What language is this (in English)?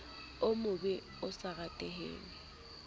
Southern Sotho